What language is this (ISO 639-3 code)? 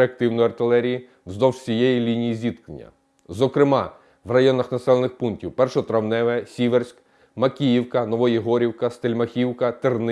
ukr